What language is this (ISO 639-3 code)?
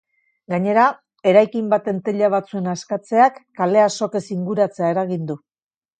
eus